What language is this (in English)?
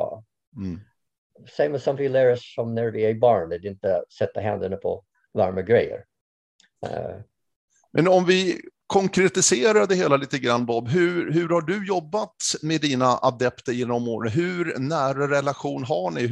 Swedish